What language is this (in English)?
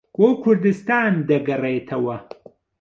Central Kurdish